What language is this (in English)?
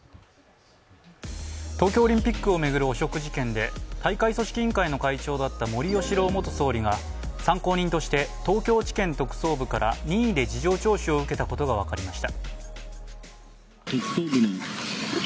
Japanese